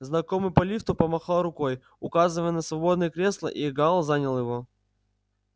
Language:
Russian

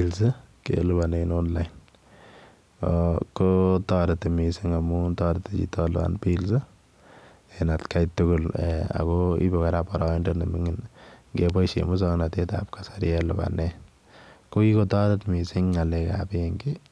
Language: Kalenjin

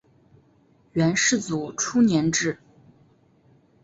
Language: Chinese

